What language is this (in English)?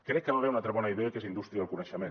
Catalan